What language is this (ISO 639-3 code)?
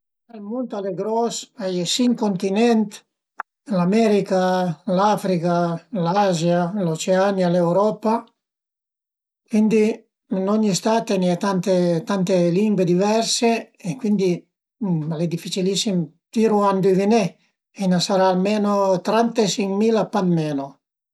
pms